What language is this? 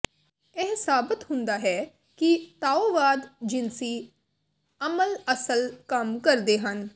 Punjabi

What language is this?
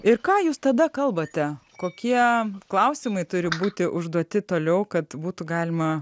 Lithuanian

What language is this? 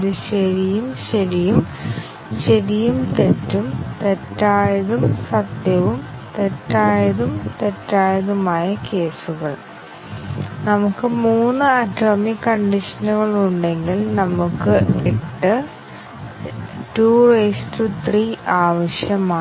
Malayalam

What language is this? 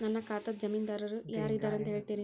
Kannada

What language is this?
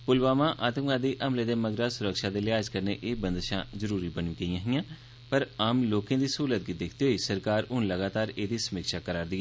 Dogri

